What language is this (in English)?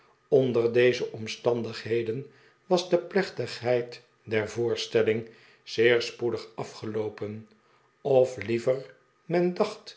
Dutch